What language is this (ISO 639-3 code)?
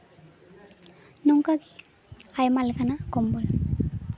sat